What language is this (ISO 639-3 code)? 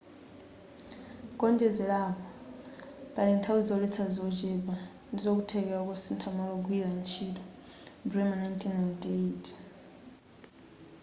nya